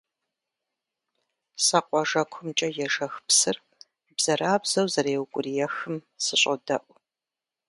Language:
Kabardian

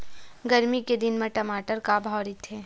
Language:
Chhattisgarhi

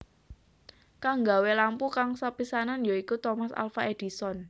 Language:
Javanese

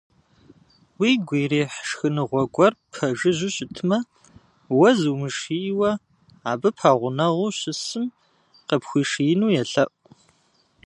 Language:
Kabardian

